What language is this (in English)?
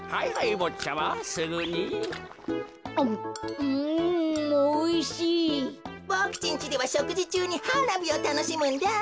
Japanese